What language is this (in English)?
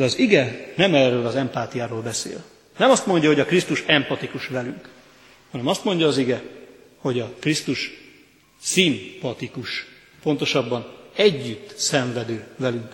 Hungarian